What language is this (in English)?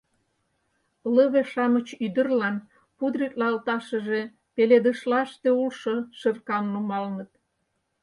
Mari